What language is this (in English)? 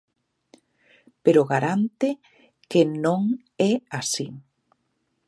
Galician